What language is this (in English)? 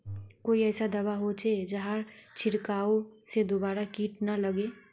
Magahi